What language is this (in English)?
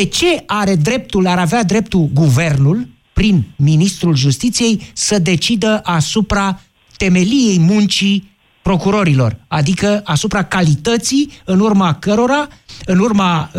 Romanian